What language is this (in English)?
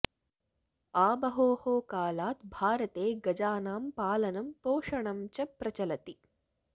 Sanskrit